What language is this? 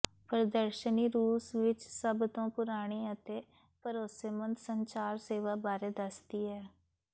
Punjabi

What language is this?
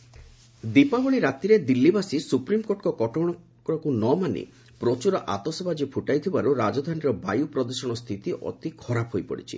Odia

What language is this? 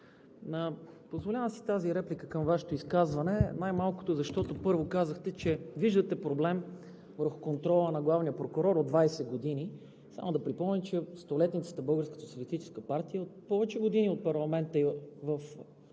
Bulgarian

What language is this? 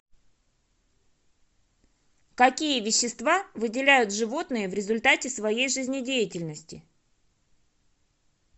Russian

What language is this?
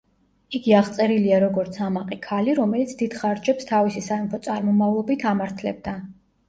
Georgian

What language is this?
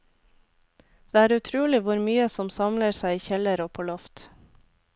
Norwegian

